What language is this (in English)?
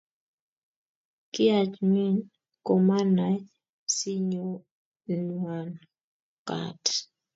Kalenjin